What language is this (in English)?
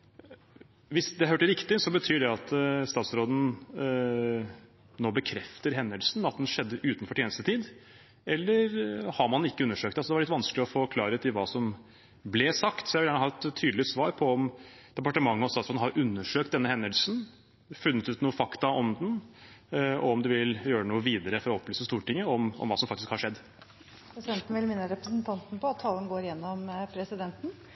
Norwegian